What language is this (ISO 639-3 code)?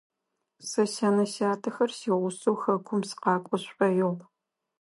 ady